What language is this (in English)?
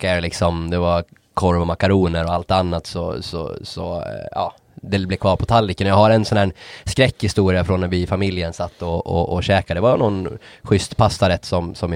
Swedish